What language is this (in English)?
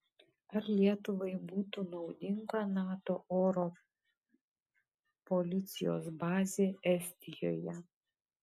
Lithuanian